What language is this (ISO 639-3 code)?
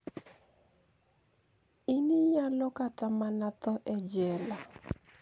luo